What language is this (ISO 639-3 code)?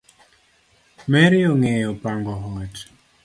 luo